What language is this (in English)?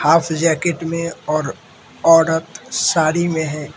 Hindi